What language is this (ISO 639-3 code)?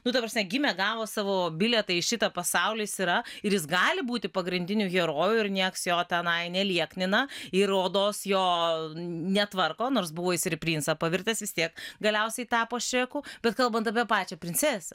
lit